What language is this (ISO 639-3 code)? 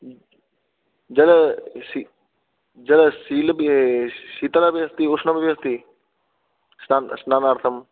san